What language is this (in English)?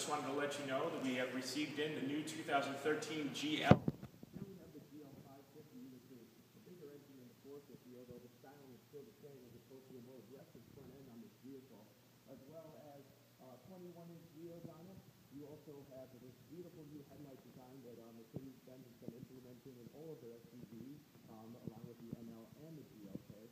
English